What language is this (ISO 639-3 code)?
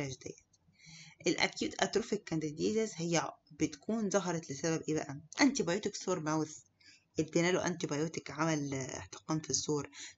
ara